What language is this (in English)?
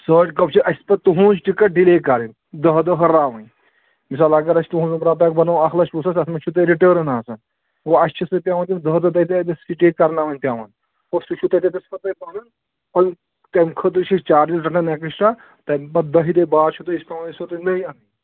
Kashmiri